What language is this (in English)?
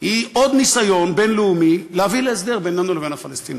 Hebrew